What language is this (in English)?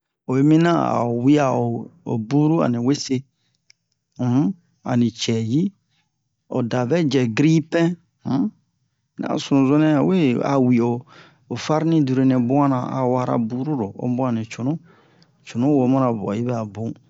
Bomu